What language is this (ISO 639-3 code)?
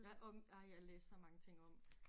dan